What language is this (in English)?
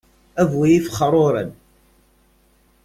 Kabyle